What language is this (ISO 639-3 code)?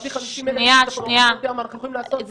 heb